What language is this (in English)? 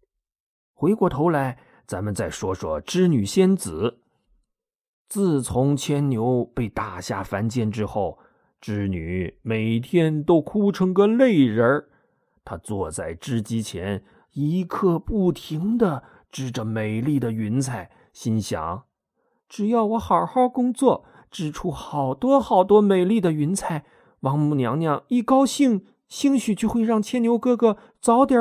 Chinese